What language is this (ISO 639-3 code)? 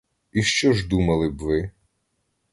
ukr